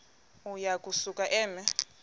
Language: Xhosa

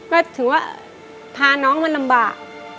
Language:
Thai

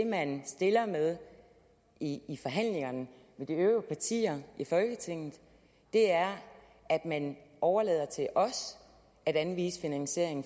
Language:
Danish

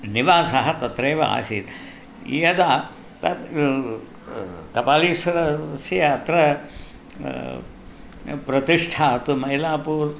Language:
Sanskrit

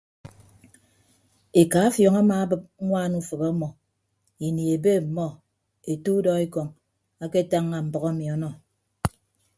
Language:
Ibibio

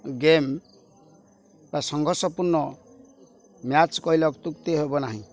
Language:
Odia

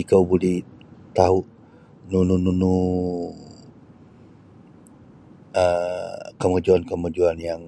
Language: Sabah Bisaya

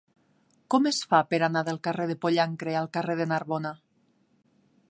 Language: Catalan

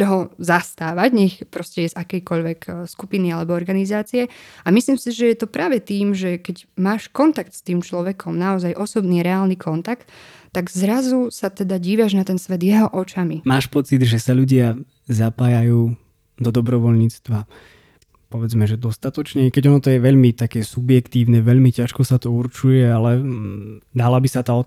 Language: Slovak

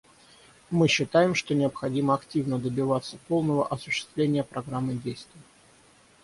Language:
Russian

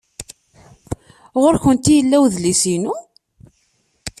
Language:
Kabyle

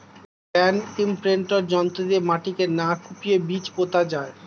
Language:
Bangla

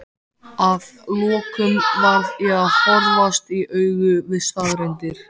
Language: Icelandic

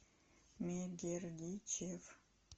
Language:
Russian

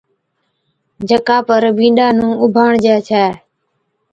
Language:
Od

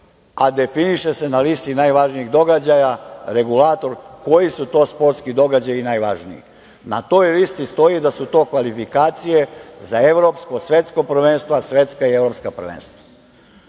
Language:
Serbian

